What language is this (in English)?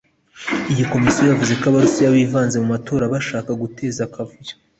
Kinyarwanda